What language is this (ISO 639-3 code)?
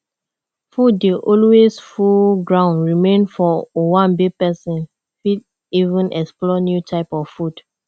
pcm